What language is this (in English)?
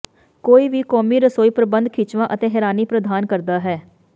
Punjabi